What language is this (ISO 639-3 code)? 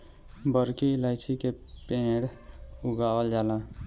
bho